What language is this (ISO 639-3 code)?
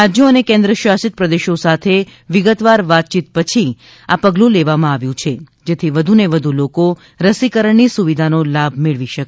guj